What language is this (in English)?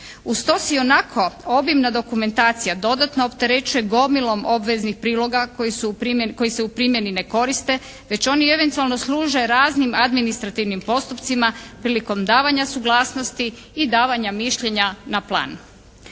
Croatian